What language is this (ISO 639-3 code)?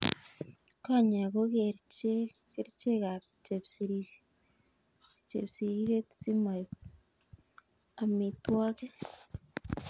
kln